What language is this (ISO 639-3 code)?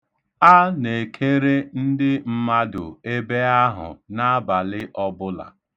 ibo